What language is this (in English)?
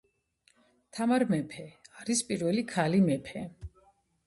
Georgian